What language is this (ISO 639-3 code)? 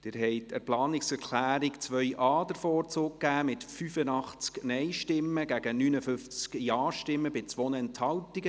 gsw